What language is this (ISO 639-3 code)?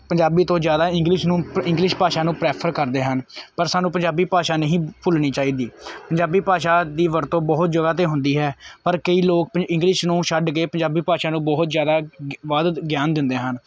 pan